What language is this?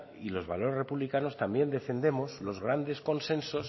Spanish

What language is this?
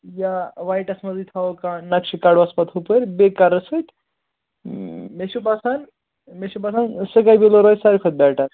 Kashmiri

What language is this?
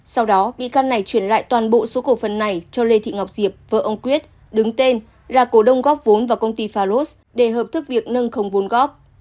Vietnamese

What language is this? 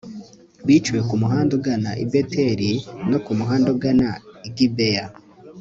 Kinyarwanda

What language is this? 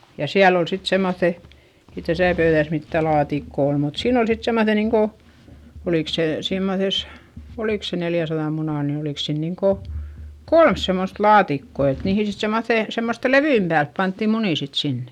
Finnish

